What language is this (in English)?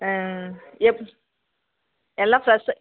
Tamil